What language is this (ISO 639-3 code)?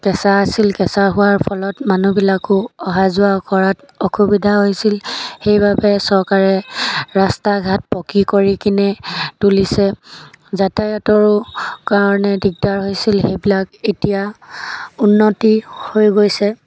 asm